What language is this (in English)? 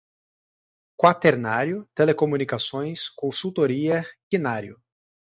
Portuguese